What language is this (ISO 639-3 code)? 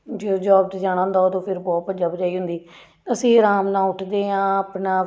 pan